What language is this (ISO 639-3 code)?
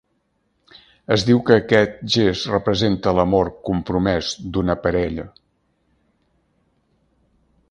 cat